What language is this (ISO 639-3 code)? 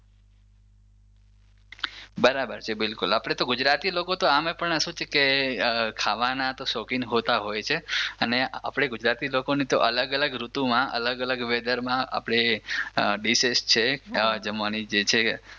guj